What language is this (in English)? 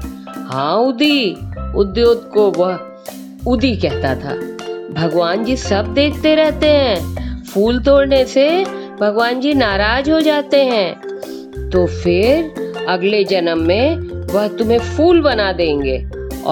Hindi